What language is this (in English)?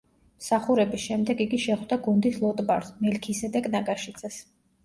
Georgian